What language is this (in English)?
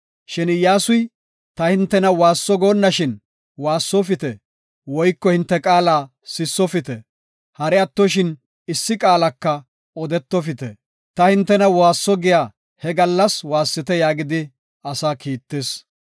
Gofa